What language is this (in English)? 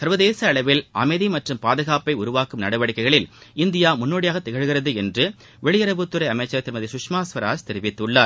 Tamil